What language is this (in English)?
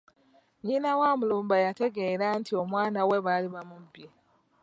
Ganda